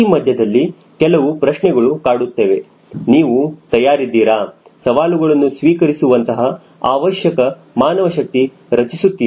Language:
Kannada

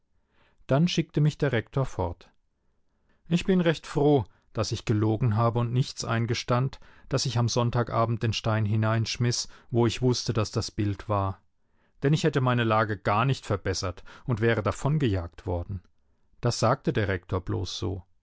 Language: German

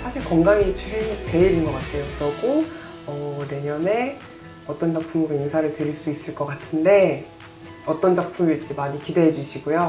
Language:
Korean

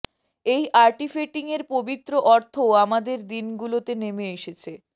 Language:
Bangla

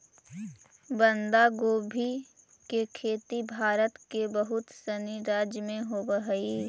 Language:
Magahi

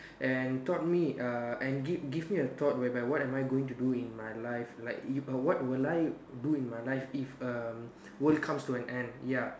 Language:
English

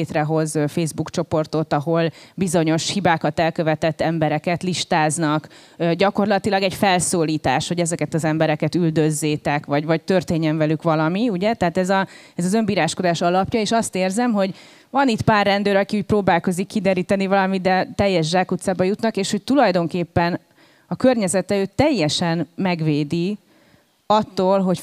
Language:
Hungarian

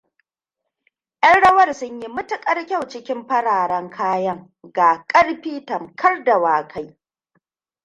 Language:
Hausa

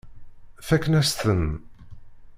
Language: Kabyle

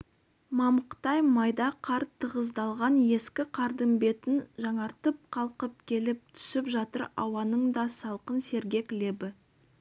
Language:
Kazakh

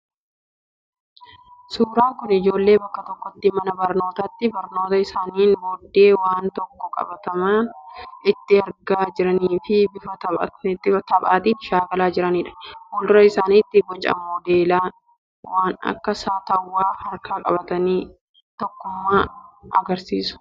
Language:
Oromo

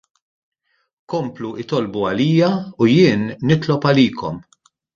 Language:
Maltese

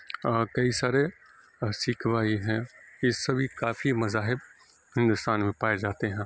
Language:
Urdu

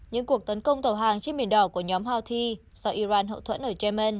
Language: Vietnamese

